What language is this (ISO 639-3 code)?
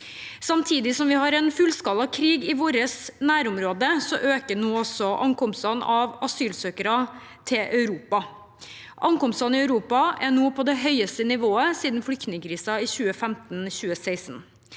nor